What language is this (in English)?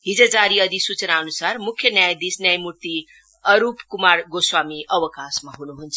Nepali